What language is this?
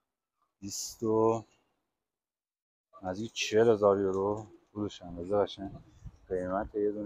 Persian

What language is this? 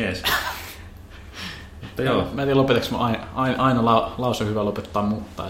Finnish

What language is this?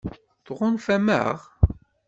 Kabyle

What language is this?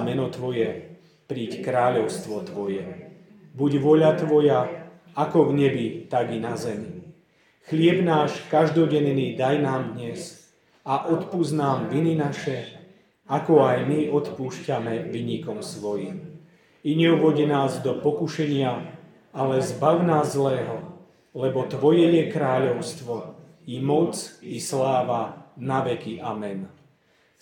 Slovak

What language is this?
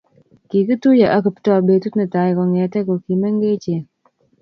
Kalenjin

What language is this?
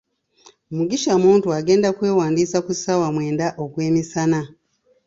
Ganda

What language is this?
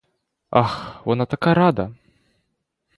Ukrainian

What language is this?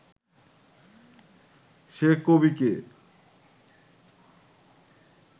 Bangla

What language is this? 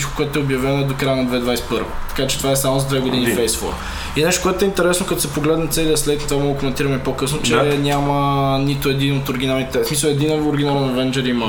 Bulgarian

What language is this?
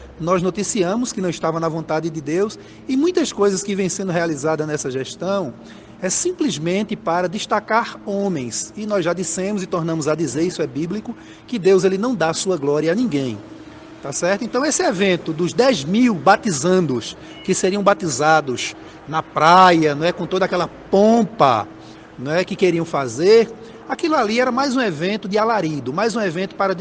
Portuguese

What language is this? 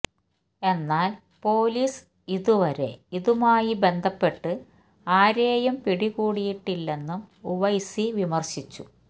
Malayalam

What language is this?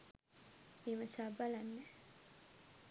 Sinhala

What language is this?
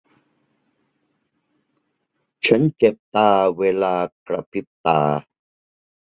Thai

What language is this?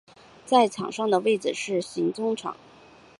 Chinese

